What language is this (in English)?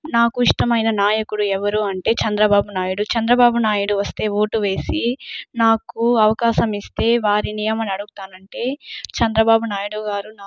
Telugu